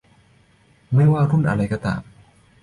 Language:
Thai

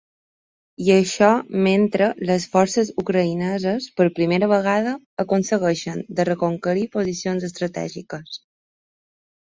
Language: Catalan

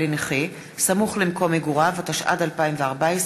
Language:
Hebrew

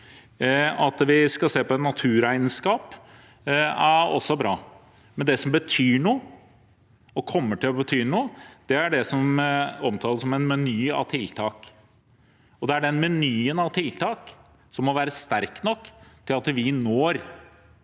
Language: Norwegian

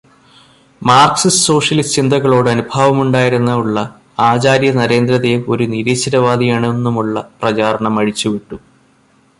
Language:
Malayalam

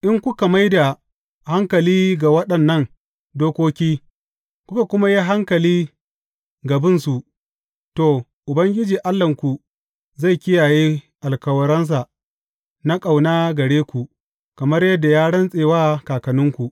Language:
Hausa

